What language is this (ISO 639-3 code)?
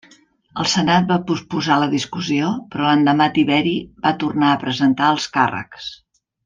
cat